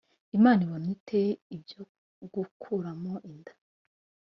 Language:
Kinyarwanda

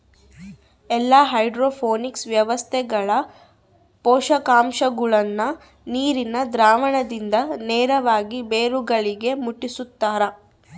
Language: Kannada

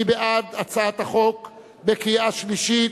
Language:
Hebrew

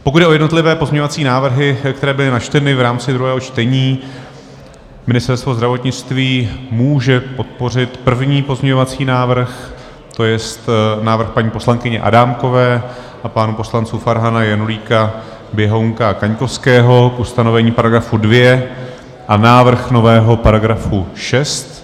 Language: Czech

